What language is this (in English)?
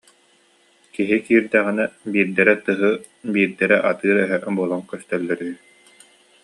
Yakut